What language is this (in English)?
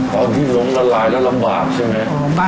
Thai